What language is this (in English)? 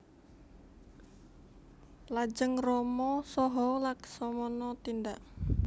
Javanese